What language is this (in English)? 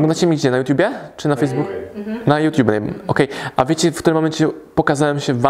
Polish